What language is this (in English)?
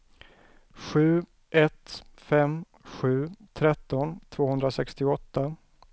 Swedish